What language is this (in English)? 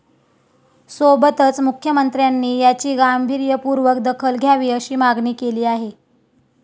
Marathi